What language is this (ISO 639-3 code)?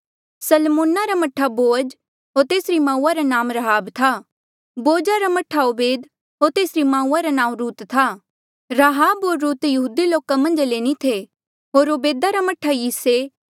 mjl